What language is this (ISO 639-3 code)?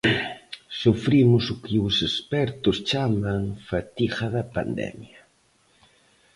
glg